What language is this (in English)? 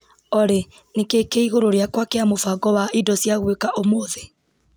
Kikuyu